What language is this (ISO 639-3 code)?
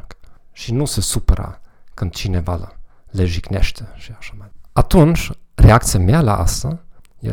ron